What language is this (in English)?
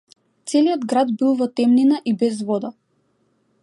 Macedonian